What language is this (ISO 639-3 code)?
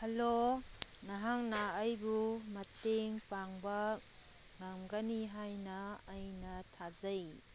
mni